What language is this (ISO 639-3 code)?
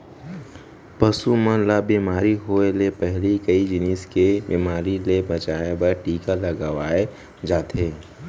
hne